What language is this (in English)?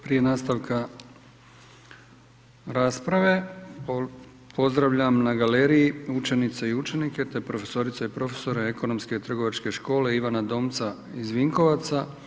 Croatian